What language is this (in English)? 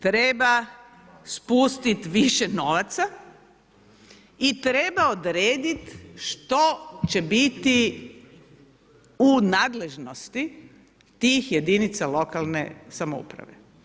Croatian